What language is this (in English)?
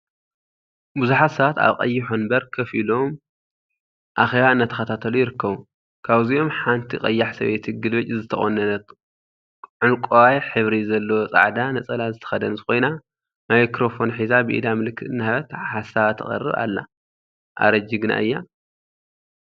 Tigrinya